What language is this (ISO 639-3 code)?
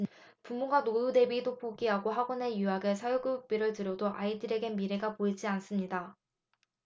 kor